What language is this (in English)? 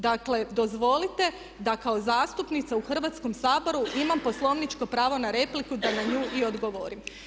Croatian